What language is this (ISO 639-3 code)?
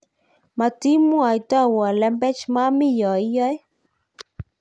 kln